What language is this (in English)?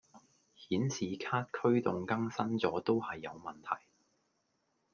Cantonese